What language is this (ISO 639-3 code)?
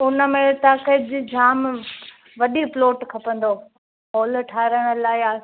snd